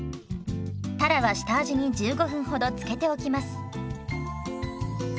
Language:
Japanese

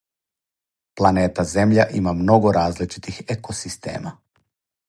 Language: Serbian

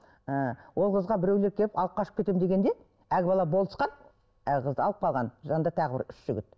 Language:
Kazakh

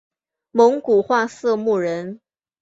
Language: Chinese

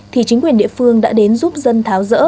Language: Vietnamese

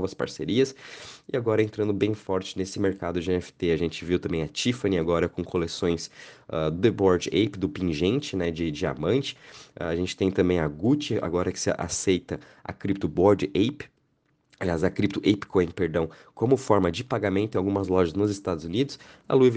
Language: Portuguese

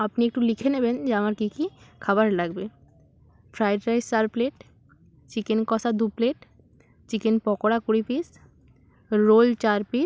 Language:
Bangla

